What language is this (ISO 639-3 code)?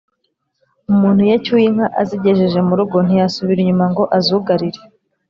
kin